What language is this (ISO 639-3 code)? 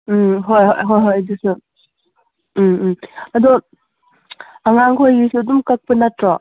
mni